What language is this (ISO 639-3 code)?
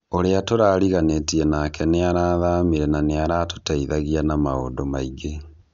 kik